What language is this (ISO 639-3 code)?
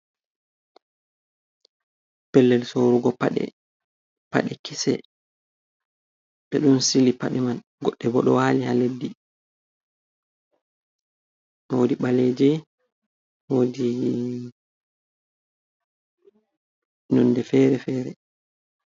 ful